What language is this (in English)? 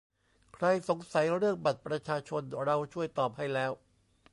Thai